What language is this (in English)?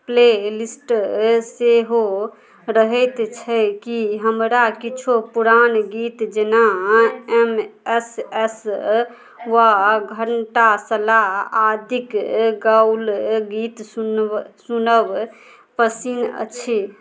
Maithili